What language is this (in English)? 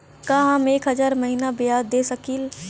Bhojpuri